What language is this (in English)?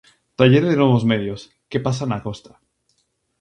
Galician